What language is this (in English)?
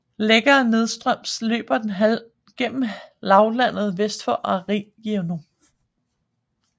Danish